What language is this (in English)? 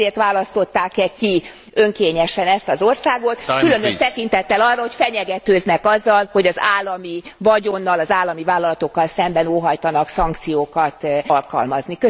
Hungarian